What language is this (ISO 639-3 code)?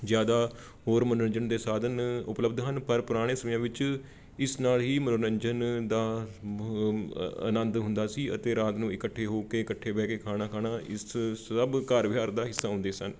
pan